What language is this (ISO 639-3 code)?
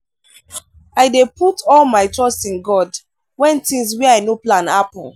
pcm